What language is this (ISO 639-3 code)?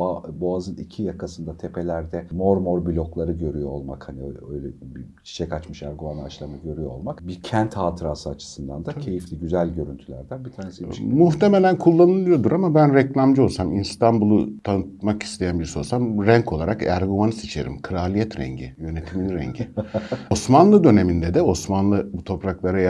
tur